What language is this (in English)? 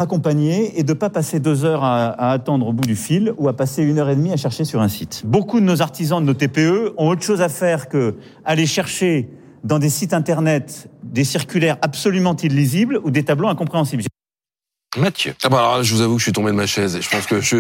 French